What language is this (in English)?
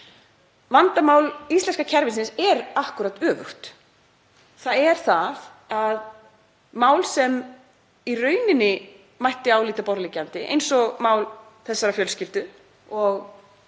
Icelandic